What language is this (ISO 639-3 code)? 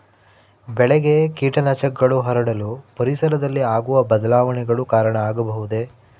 kan